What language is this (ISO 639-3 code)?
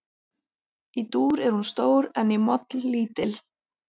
isl